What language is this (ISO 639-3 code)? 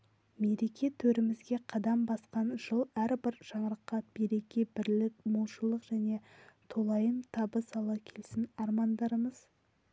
kaz